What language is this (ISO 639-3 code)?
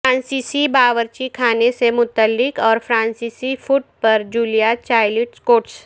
urd